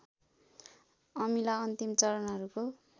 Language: Nepali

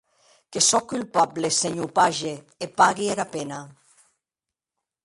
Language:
Occitan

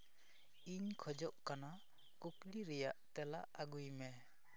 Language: Santali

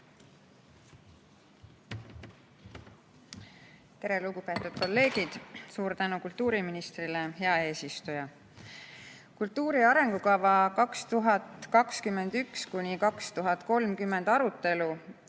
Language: Estonian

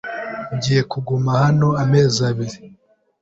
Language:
Kinyarwanda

